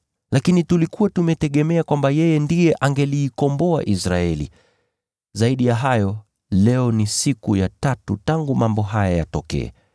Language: Swahili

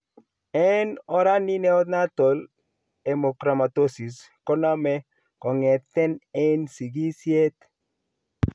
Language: Kalenjin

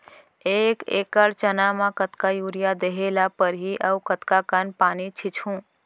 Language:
Chhattisgarhi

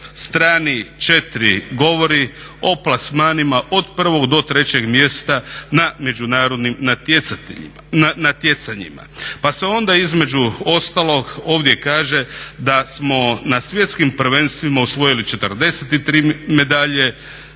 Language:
Croatian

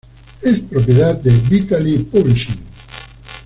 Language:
Spanish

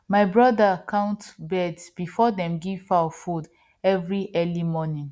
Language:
Nigerian Pidgin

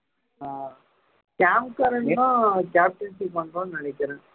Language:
Tamil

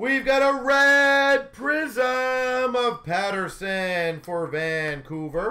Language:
English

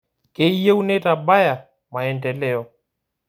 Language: Masai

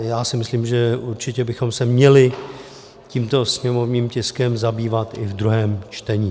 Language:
Czech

